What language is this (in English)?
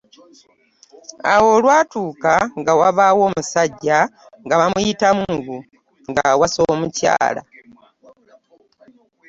Ganda